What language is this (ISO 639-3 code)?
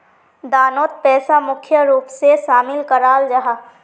mag